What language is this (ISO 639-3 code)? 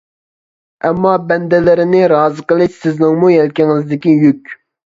uig